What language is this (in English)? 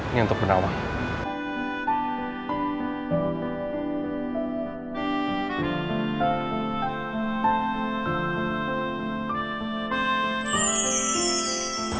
Indonesian